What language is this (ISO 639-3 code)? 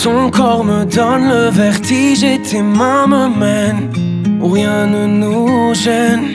ron